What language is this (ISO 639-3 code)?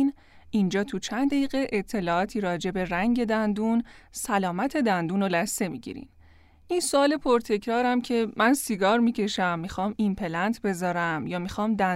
fas